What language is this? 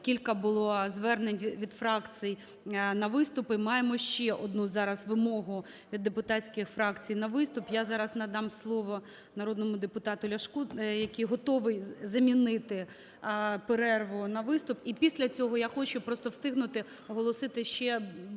Ukrainian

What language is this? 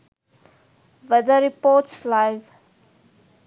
Sinhala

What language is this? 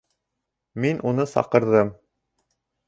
Bashkir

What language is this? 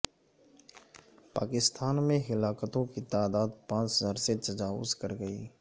Urdu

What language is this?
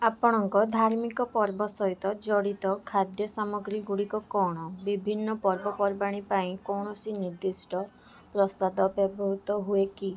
Odia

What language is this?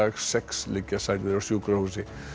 Icelandic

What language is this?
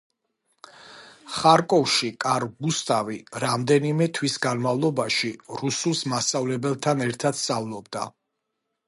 Georgian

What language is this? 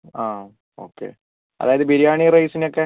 Malayalam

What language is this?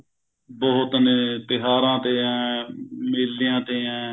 Punjabi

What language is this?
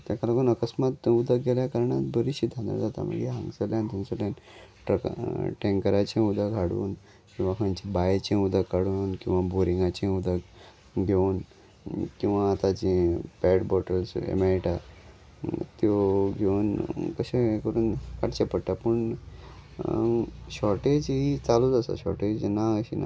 Konkani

